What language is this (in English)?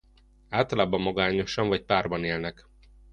Hungarian